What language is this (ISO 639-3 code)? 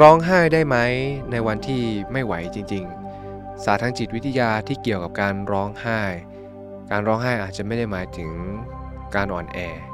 tha